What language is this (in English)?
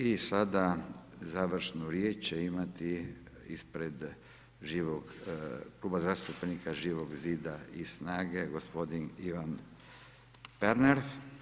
Croatian